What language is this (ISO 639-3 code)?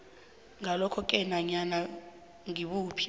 nbl